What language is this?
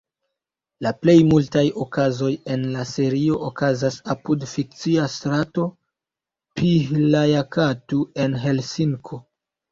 Esperanto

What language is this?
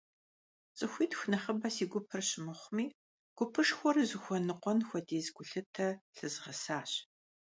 Kabardian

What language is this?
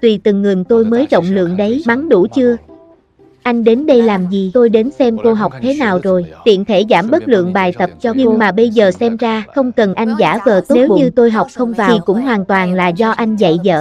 Vietnamese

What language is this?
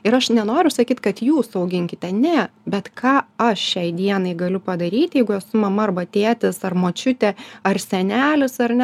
Lithuanian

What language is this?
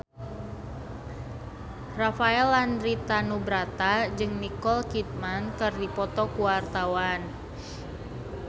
Sundanese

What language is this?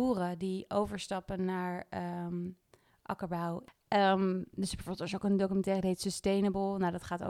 Dutch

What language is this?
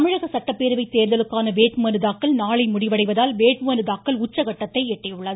Tamil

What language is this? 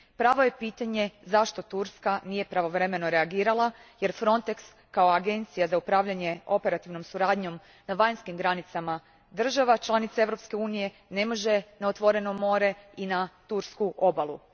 Croatian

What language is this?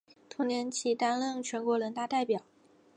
Chinese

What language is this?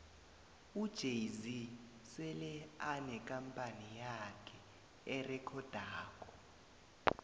South Ndebele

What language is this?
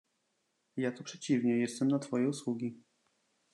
Polish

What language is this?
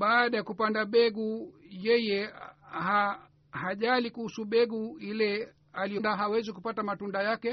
Swahili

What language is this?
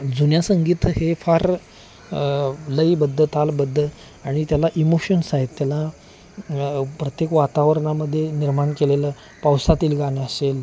Marathi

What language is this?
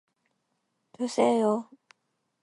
Korean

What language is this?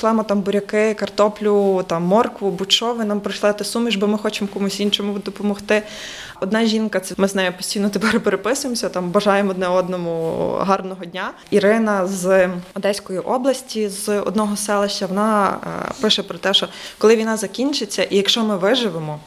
Ukrainian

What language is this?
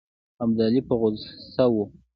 Pashto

